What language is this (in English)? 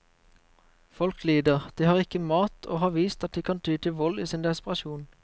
Norwegian